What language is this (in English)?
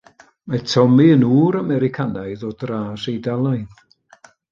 Welsh